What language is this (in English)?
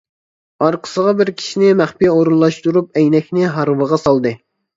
Uyghur